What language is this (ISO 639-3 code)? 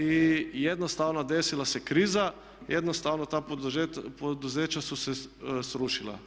hrv